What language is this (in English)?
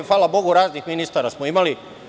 Serbian